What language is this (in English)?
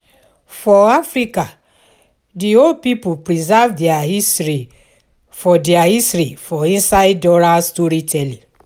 Nigerian Pidgin